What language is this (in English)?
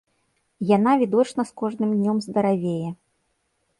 Belarusian